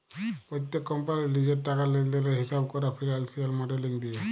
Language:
Bangla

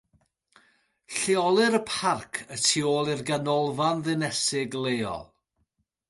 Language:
Welsh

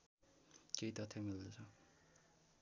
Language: Nepali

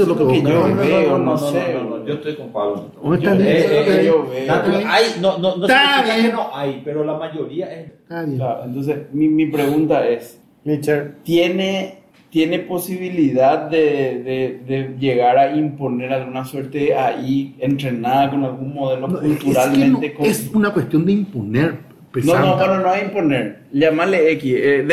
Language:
Spanish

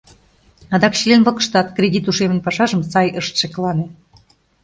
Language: Mari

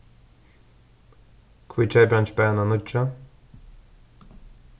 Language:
Faroese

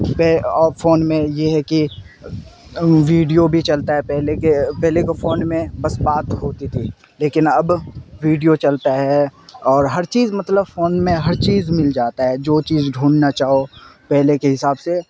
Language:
Urdu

